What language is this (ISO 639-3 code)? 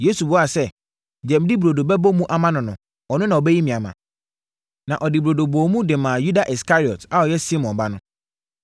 aka